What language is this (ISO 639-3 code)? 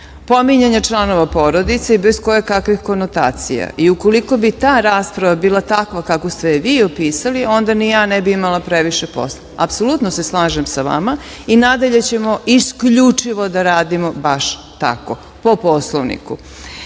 srp